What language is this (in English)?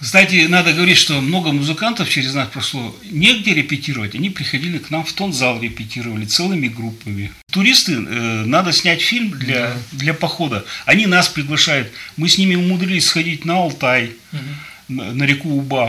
Russian